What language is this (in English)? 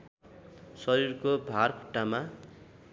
Nepali